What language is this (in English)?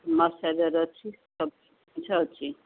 Odia